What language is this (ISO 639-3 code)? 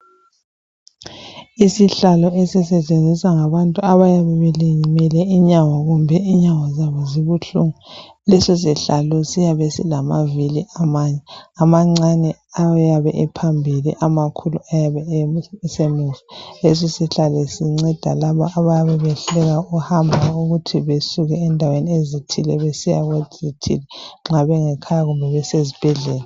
nde